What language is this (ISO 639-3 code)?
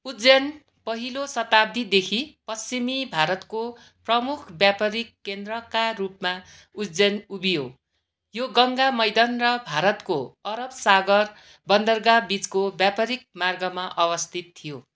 nep